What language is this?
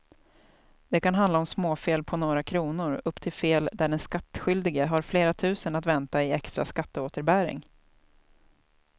Swedish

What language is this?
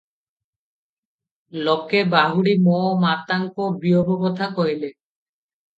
Odia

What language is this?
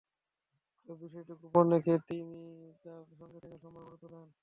Bangla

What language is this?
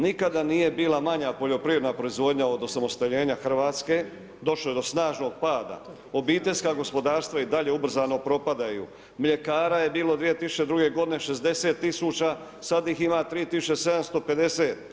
Croatian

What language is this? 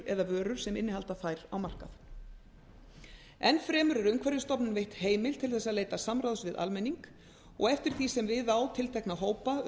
Icelandic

